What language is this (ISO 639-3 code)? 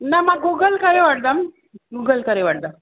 snd